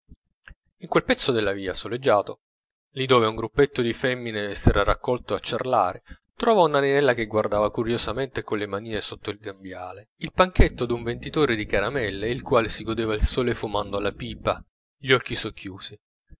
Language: Italian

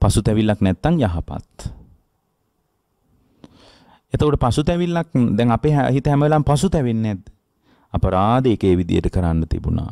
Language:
Indonesian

